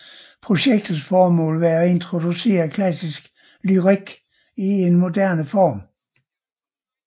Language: Danish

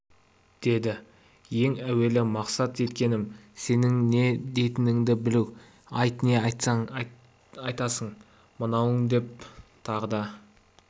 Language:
Kazakh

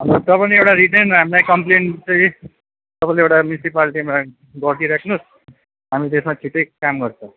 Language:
Nepali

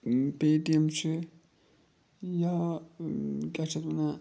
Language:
Kashmiri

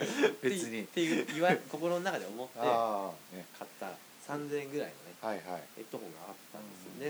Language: Japanese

